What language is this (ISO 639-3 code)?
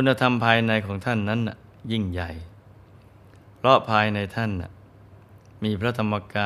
tha